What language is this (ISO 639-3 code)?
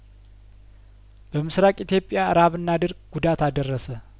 amh